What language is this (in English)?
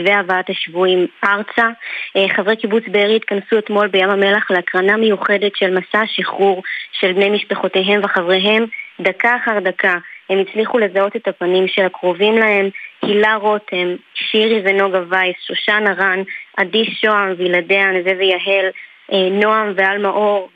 Hebrew